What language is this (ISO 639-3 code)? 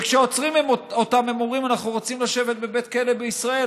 heb